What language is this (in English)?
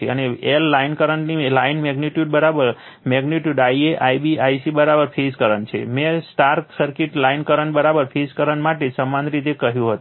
Gujarati